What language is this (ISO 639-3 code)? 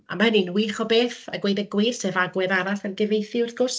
cym